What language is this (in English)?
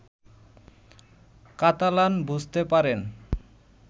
Bangla